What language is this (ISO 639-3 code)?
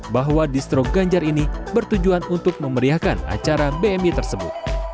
ind